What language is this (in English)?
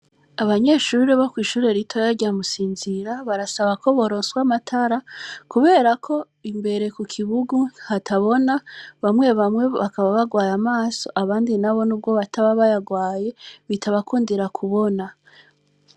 Rundi